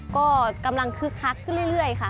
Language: Thai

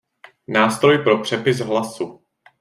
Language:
Czech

